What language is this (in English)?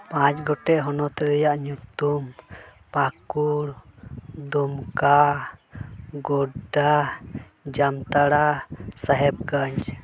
Santali